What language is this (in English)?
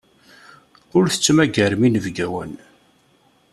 Kabyle